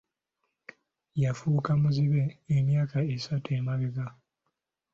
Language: Ganda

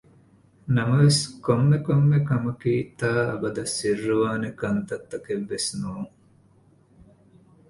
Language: Divehi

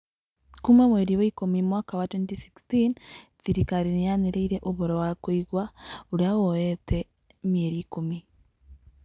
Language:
Kikuyu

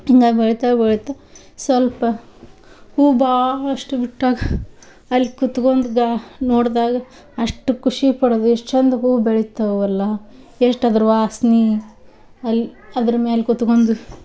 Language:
Kannada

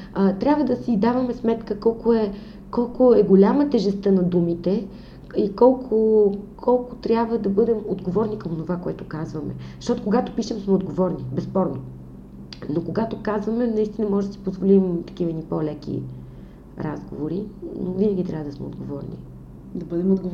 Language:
Bulgarian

